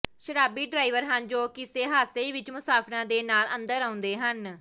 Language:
Punjabi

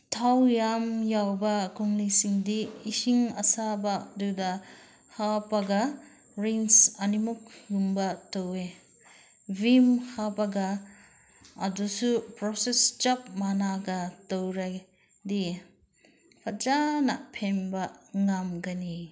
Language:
Manipuri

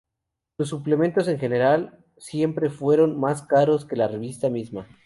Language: Spanish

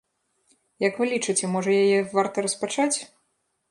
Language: Belarusian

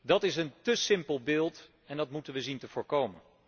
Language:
Dutch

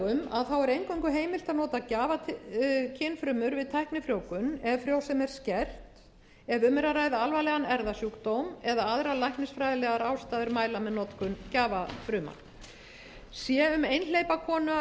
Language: Icelandic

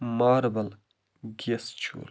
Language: Kashmiri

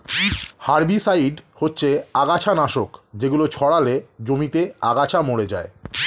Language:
Bangla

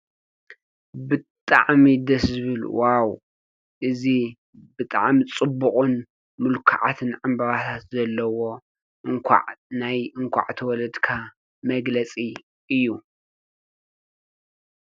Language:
Tigrinya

